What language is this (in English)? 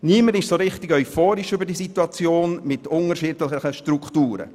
Swiss German